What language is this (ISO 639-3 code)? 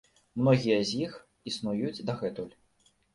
bel